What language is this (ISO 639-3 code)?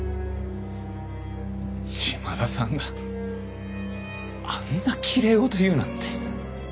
jpn